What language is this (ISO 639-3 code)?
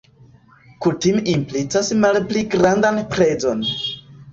epo